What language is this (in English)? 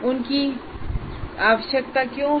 Hindi